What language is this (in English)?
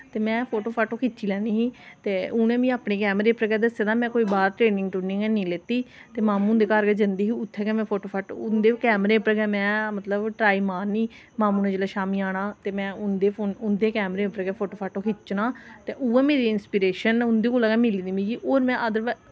Dogri